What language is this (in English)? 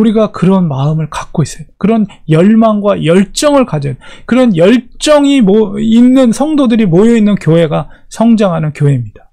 Korean